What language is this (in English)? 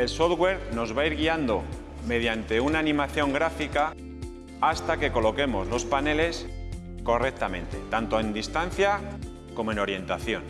Spanish